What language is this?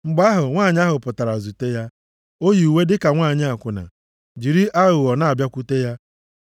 Igbo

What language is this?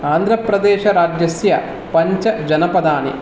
Sanskrit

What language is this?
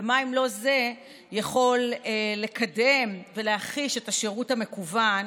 Hebrew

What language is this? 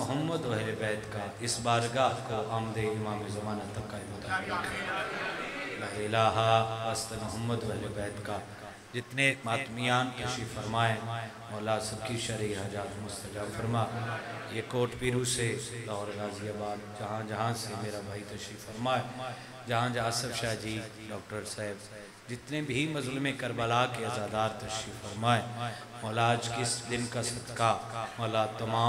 Hindi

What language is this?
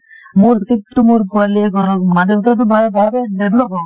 Assamese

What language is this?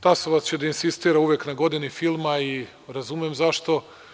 Serbian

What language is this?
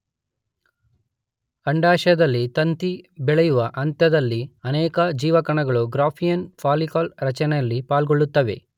Kannada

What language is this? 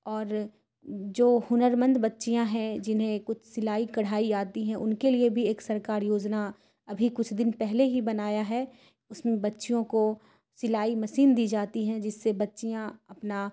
Urdu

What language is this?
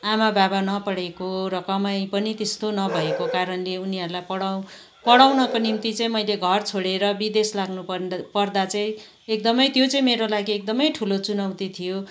Nepali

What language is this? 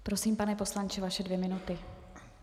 Czech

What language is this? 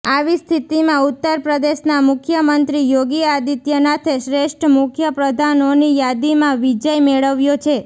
Gujarati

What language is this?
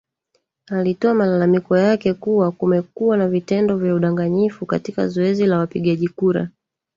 Swahili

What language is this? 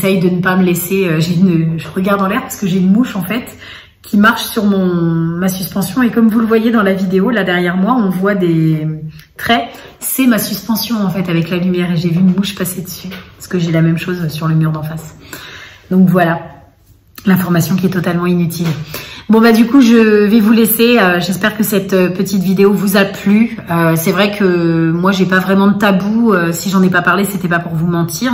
French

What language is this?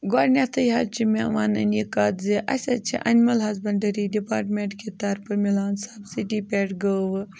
Kashmiri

